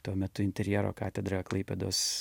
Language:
Lithuanian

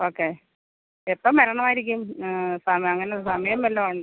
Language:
Malayalam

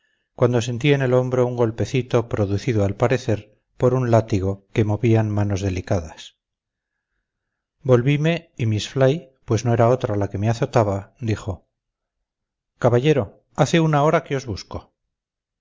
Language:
Spanish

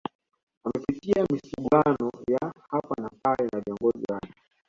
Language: Swahili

